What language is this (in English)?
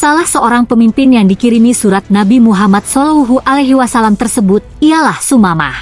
Indonesian